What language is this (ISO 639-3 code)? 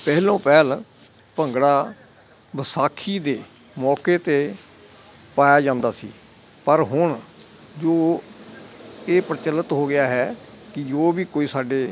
pan